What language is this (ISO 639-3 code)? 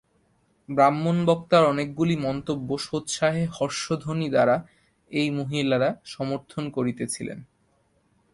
ben